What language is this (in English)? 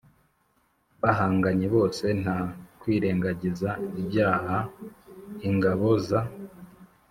Kinyarwanda